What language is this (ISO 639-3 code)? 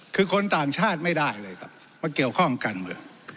tha